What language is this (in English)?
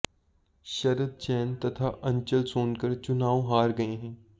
Hindi